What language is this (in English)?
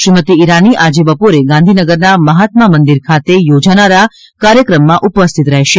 Gujarati